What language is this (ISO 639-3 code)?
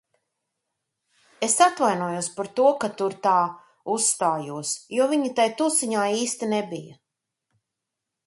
lav